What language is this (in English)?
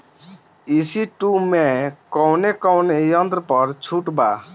Bhojpuri